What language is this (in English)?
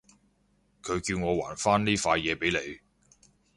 Cantonese